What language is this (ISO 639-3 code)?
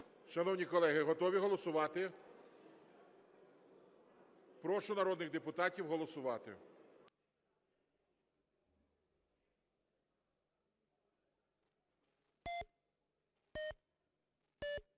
ukr